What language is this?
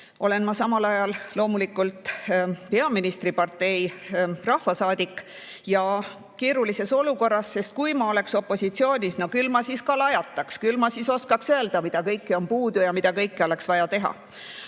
Estonian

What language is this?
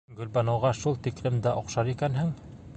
Bashkir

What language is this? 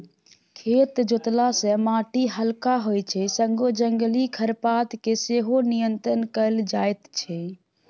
Maithili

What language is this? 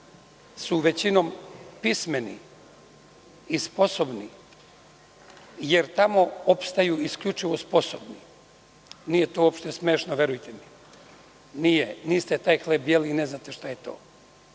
Serbian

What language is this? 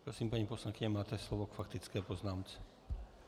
Czech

